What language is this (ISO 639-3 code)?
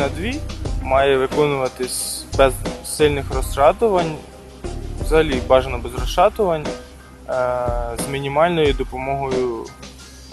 ukr